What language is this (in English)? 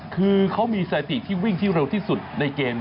Thai